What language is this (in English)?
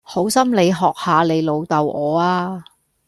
Cantonese